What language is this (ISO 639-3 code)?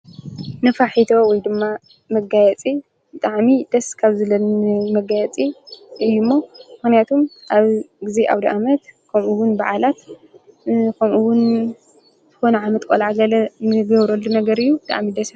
tir